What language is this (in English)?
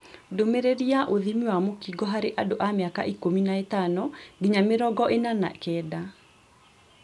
Kikuyu